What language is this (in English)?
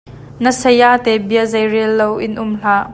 Hakha Chin